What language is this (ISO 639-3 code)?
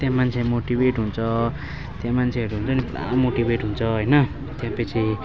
nep